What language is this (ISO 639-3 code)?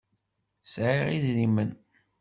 kab